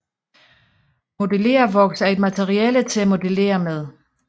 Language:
Danish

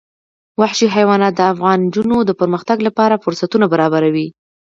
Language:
Pashto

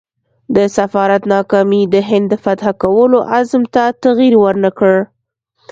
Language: Pashto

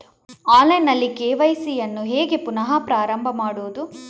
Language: Kannada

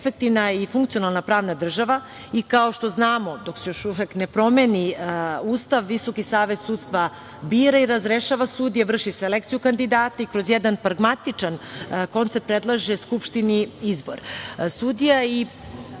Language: Serbian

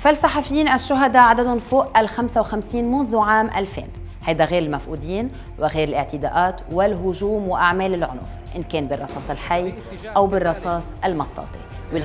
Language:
Arabic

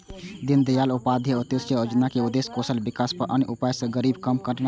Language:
Maithili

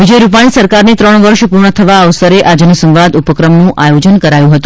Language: Gujarati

